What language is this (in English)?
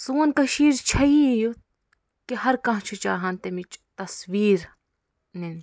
Kashmiri